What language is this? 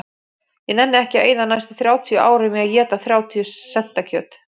Icelandic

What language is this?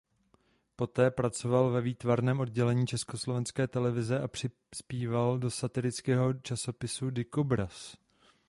Czech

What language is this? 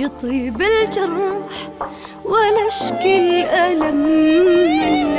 Arabic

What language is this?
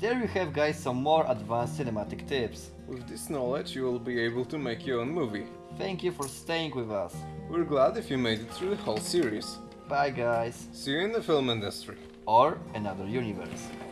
English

